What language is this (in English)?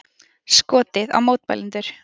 Icelandic